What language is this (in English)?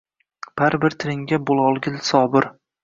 Uzbek